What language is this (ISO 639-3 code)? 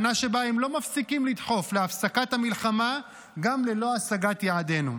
heb